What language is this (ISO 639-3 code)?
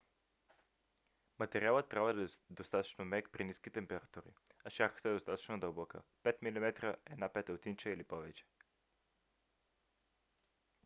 bul